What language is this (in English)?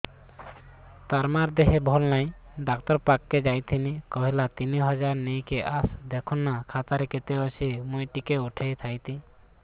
Odia